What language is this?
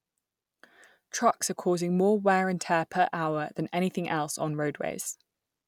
English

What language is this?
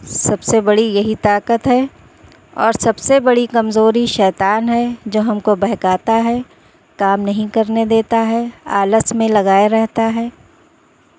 Urdu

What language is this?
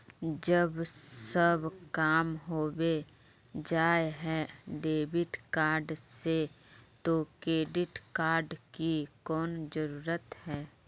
Magahi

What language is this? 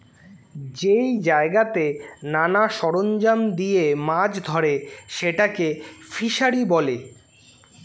Bangla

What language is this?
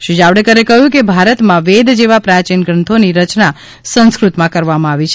Gujarati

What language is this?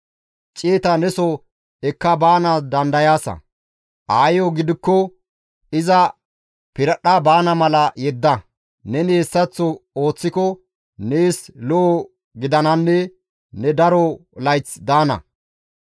Gamo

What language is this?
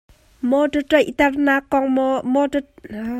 Hakha Chin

